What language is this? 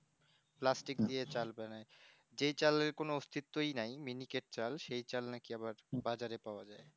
Bangla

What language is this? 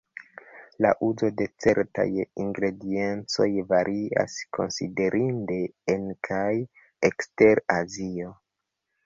Esperanto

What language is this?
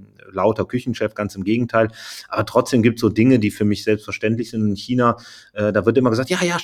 German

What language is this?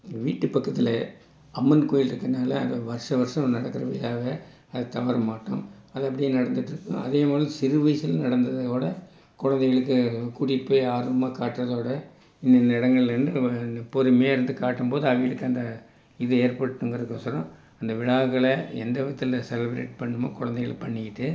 Tamil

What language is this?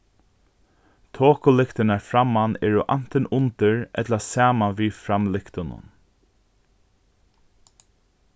Faroese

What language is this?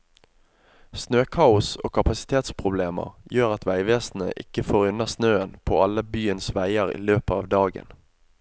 Norwegian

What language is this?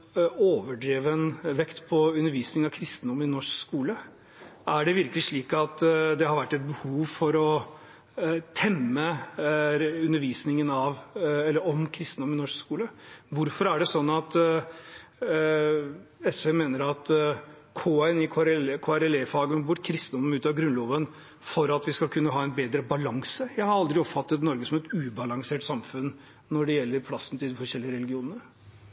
Norwegian Bokmål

